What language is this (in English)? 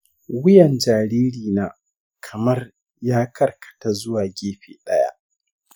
Hausa